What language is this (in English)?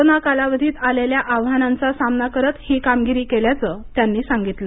Marathi